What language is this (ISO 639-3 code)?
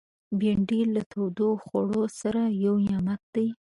pus